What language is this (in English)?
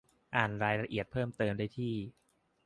Thai